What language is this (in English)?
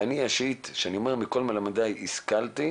Hebrew